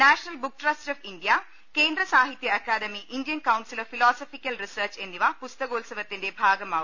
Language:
Malayalam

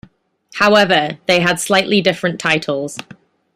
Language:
English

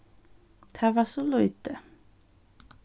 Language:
Faroese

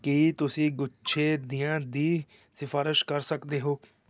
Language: Punjabi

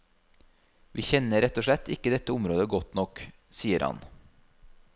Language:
Norwegian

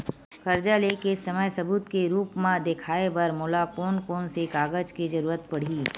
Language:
Chhattisgarhi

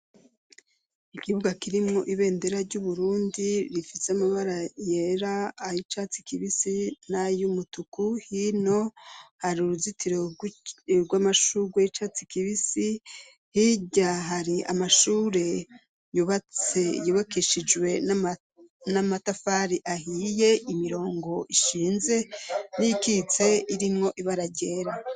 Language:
Rundi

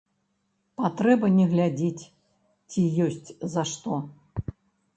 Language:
Belarusian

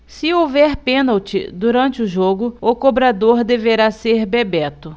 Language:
Portuguese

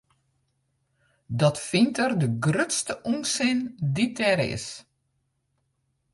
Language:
Western Frisian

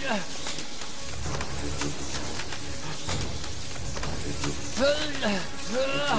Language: Italian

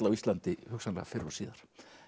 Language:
Icelandic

